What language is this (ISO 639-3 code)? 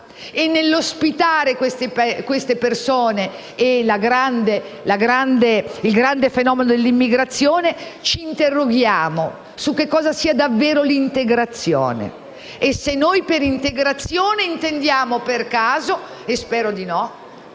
ita